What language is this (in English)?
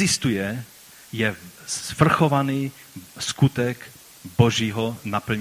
Czech